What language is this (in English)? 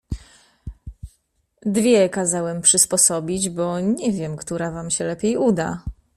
Polish